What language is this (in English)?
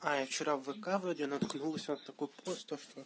Russian